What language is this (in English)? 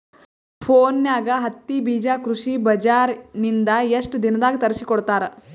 Kannada